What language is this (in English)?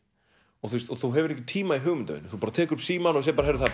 Icelandic